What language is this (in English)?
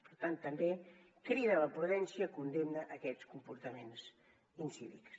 Catalan